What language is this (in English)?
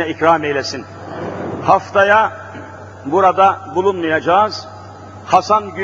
Turkish